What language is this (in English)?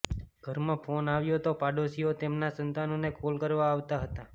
Gujarati